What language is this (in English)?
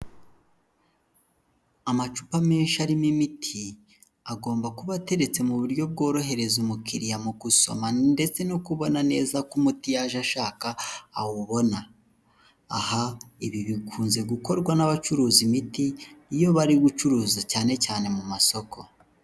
Kinyarwanda